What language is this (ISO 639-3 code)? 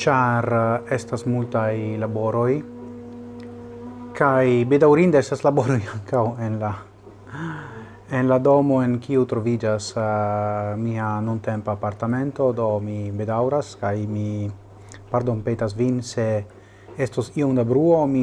ita